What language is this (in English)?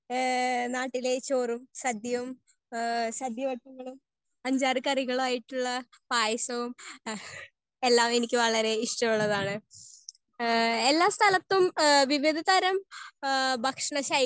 Malayalam